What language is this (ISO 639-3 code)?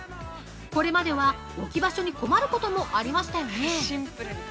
jpn